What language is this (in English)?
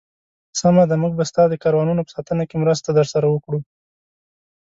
Pashto